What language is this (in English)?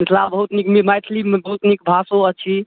Maithili